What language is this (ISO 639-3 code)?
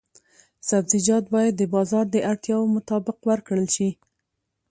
pus